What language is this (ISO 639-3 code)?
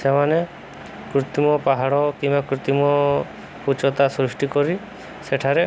ori